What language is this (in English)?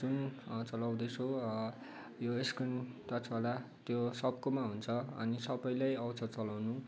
Nepali